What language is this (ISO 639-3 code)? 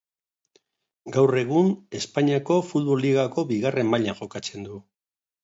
eus